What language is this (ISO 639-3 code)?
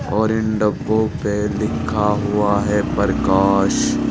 hin